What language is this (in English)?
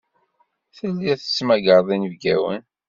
Kabyle